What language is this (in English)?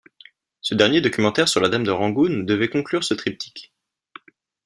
French